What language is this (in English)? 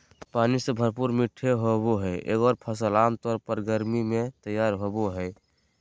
Magahi